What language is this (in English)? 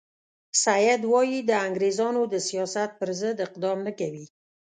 Pashto